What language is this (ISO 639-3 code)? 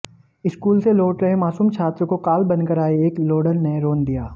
hin